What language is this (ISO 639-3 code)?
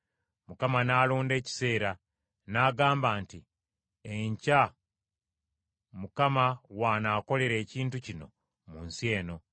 lug